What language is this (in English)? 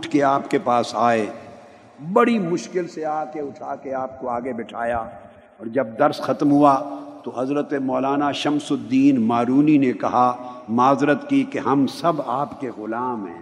Urdu